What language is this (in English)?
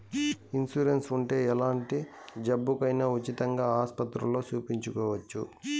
Telugu